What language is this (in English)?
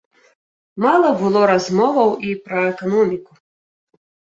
Belarusian